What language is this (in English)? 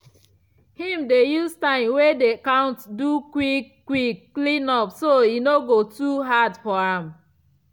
Nigerian Pidgin